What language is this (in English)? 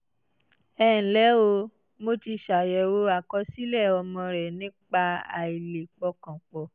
Yoruba